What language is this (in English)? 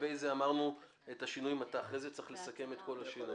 Hebrew